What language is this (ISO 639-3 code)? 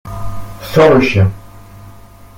fra